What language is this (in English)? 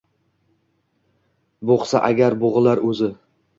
Uzbek